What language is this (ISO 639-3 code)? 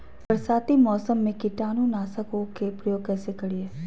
mag